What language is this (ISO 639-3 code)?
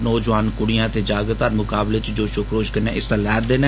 doi